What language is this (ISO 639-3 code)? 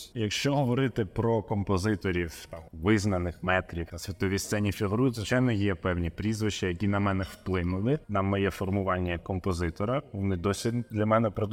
ukr